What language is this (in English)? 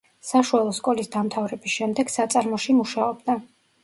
Georgian